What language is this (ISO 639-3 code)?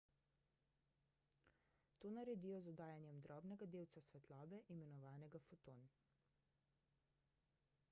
slv